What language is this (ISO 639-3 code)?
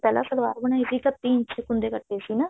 pan